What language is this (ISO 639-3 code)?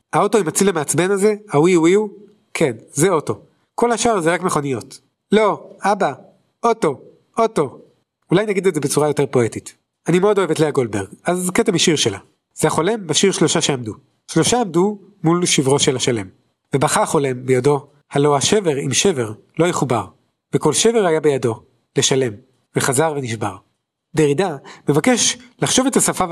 heb